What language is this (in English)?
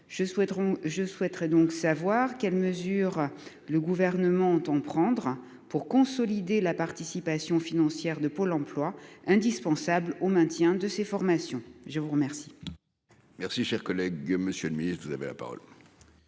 French